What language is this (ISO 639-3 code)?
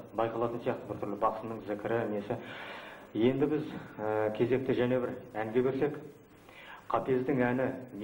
tur